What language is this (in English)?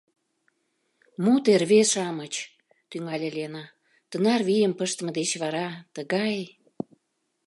Mari